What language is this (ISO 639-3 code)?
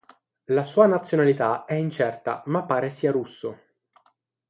ita